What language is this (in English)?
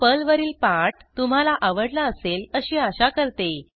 Marathi